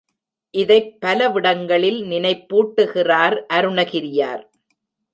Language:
Tamil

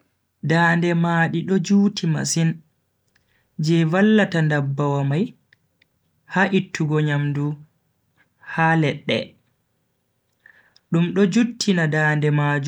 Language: Bagirmi Fulfulde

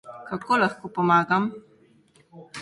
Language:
Slovenian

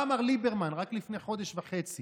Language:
Hebrew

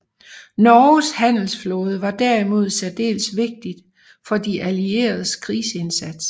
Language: Danish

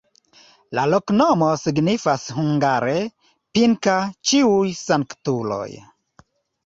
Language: Esperanto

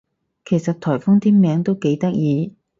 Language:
Cantonese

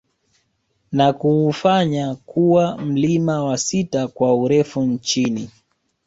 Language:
Swahili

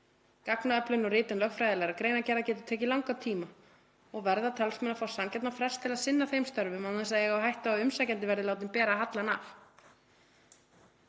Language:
Icelandic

